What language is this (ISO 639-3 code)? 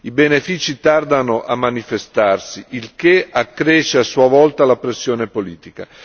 ita